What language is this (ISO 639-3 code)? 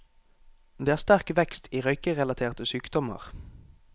nor